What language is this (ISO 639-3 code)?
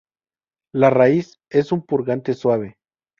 spa